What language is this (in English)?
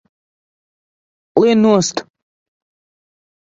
Latvian